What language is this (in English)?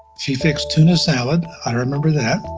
English